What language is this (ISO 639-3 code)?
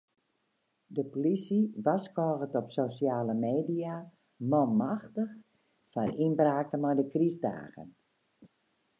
fry